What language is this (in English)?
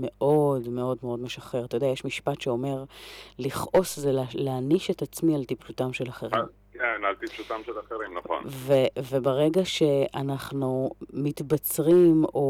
Hebrew